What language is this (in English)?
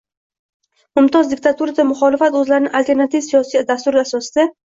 Uzbek